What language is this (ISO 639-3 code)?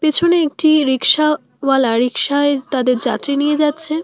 ben